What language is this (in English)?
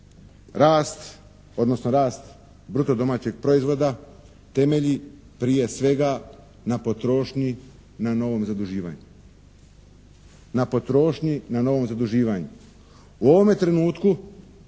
Croatian